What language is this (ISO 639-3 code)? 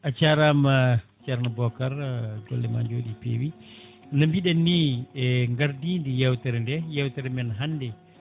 ful